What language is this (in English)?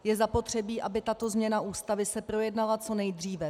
Czech